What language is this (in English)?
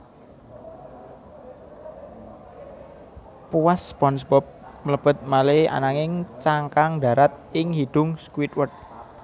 Javanese